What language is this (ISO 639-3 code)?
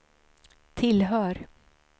swe